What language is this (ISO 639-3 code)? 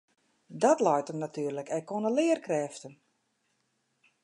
fry